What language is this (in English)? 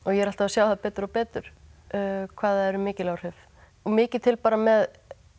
Icelandic